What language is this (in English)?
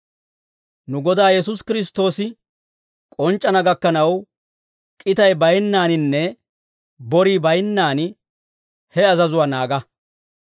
Dawro